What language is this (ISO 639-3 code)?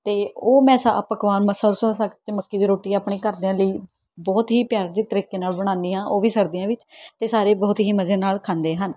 pan